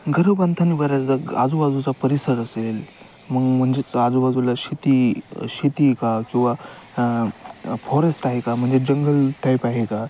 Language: Marathi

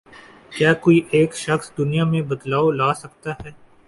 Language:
Urdu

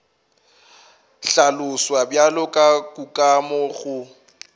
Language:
Northern Sotho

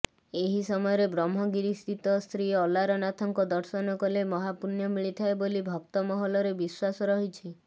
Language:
Odia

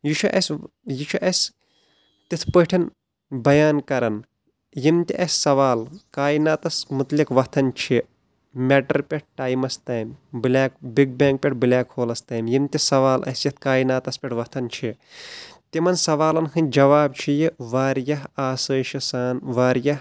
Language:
Kashmiri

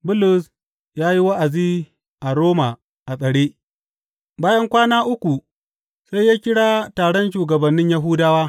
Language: Hausa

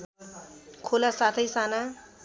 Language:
Nepali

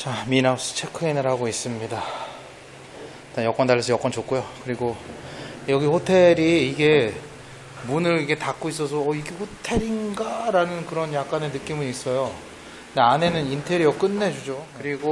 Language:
Korean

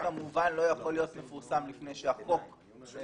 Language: Hebrew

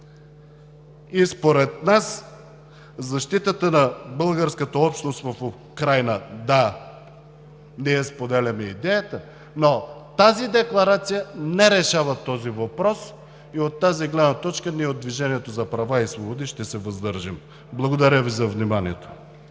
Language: Bulgarian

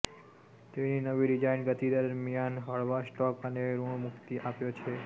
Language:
Gujarati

